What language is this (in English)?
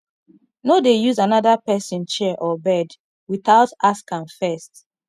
Nigerian Pidgin